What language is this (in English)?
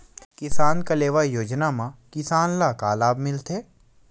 Chhattisgarhi